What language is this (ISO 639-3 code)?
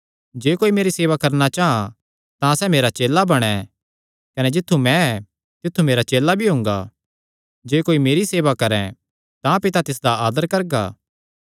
xnr